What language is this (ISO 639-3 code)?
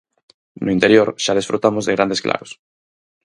glg